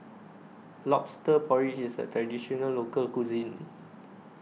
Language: English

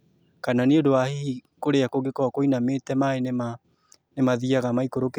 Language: Kikuyu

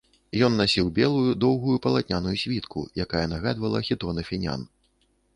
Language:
Belarusian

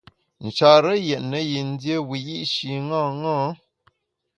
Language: Bamun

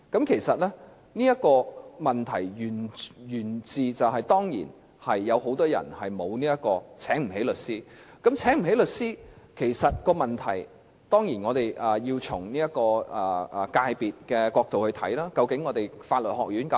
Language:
Cantonese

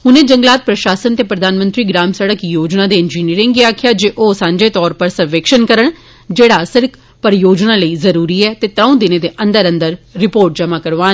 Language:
Dogri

